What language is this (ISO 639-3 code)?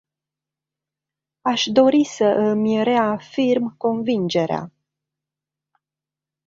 ron